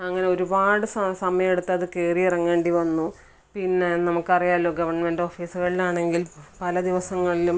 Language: Malayalam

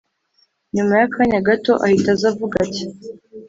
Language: Kinyarwanda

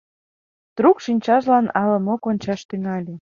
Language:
Mari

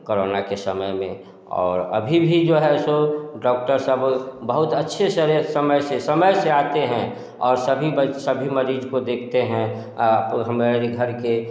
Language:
Hindi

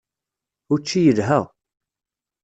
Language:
Kabyle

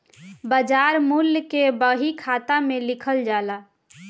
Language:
Bhojpuri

